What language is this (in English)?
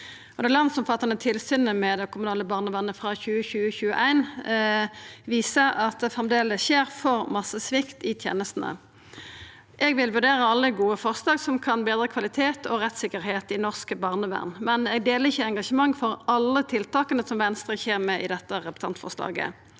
Norwegian